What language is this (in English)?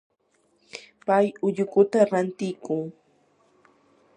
Yanahuanca Pasco Quechua